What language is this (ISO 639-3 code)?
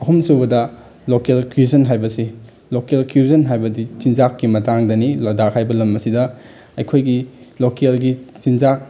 mni